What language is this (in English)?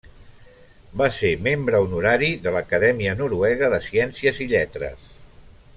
Catalan